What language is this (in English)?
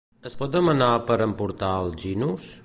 Catalan